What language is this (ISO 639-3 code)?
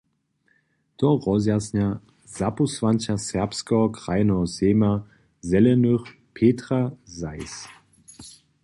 hsb